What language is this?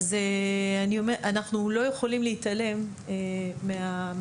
Hebrew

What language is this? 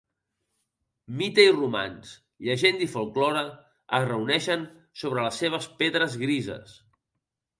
Catalan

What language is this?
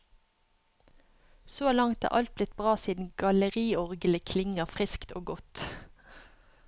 Norwegian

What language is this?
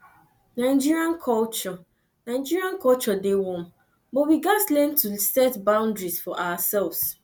Nigerian Pidgin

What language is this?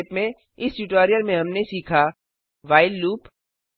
Hindi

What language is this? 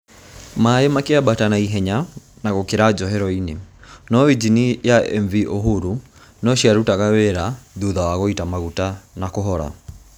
Kikuyu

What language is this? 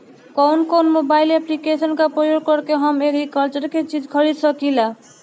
Bhojpuri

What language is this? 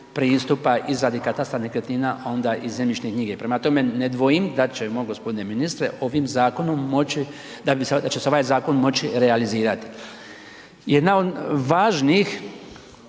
Croatian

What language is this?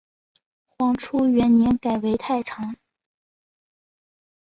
Chinese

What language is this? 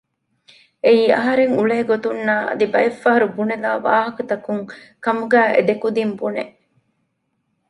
Divehi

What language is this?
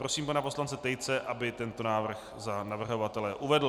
Czech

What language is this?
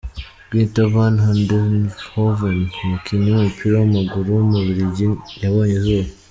Kinyarwanda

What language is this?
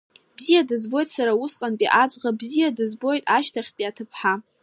Abkhazian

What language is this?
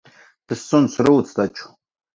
Latvian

